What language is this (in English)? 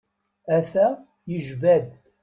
Kabyle